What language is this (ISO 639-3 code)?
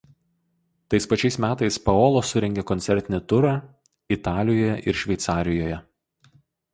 lit